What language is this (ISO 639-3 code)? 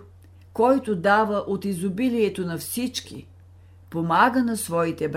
bul